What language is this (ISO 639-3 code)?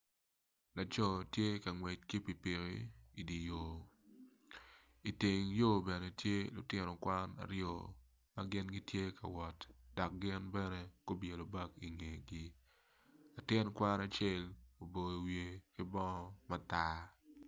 ach